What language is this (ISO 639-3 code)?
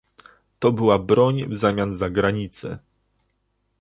pol